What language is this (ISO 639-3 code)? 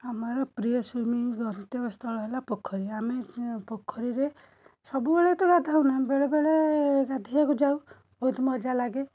ori